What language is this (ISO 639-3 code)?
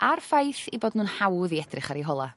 cym